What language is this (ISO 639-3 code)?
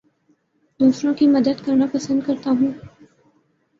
urd